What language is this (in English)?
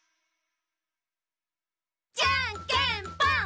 Japanese